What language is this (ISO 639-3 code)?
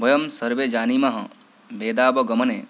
san